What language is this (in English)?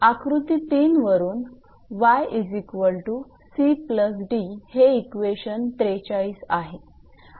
Marathi